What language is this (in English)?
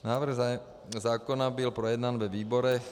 Czech